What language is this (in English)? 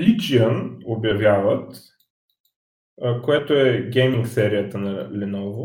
Bulgarian